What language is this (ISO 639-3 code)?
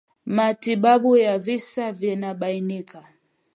swa